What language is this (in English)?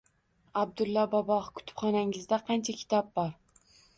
Uzbek